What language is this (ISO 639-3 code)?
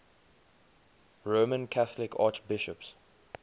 eng